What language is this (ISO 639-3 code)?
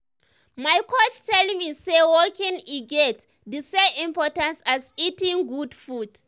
pcm